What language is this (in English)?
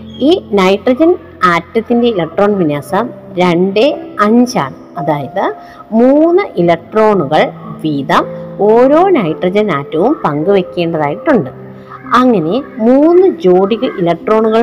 Malayalam